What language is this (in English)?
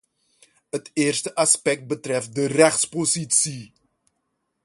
Dutch